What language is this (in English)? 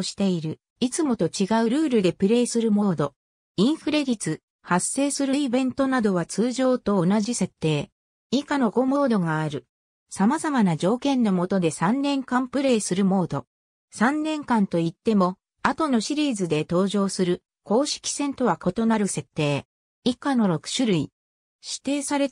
Japanese